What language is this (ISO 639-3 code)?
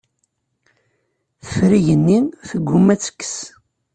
kab